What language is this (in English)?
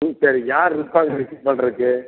Tamil